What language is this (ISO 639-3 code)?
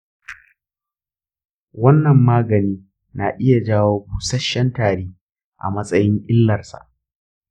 hau